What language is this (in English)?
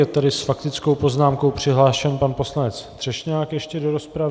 Czech